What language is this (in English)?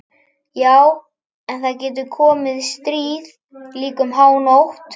Icelandic